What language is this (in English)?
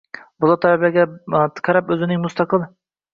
Uzbek